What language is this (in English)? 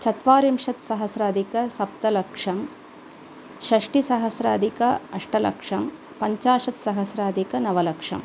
Sanskrit